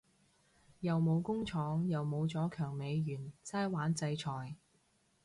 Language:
Cantonese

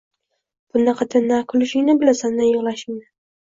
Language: Uzbek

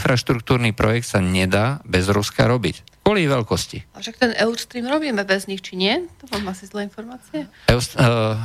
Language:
Slovak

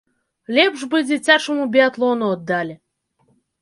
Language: Belarusian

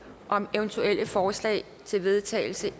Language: Danish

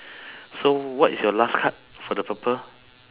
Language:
English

